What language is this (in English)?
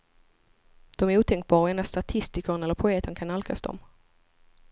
Swedish